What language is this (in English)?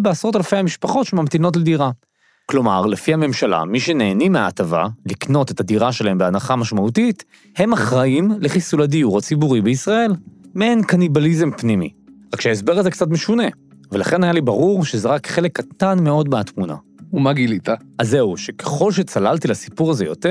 Hebrew